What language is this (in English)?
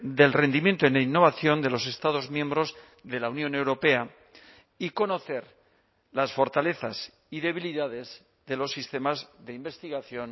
Spanish